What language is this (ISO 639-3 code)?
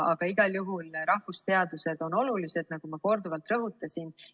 est